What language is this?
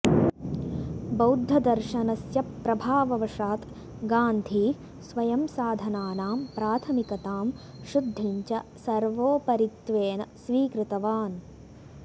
Sanskrit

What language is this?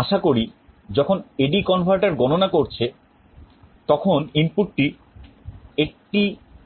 Bangla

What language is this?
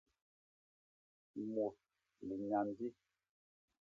Basaa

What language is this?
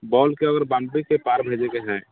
Maithili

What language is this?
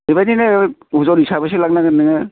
Bodo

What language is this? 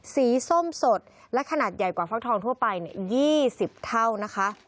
Thai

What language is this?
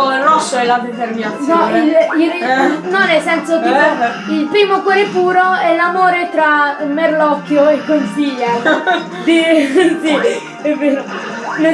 Italian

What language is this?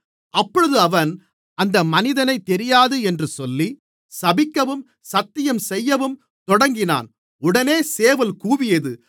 Tamil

